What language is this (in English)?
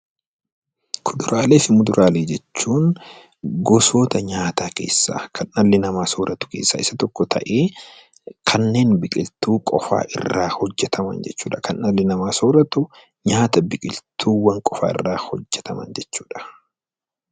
Oromo